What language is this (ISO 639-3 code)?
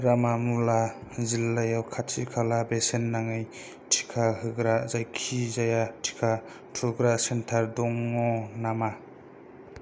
brx